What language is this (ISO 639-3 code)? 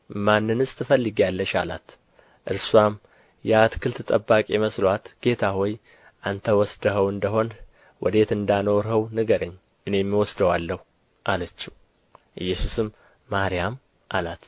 amh